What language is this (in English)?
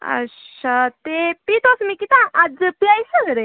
Dogri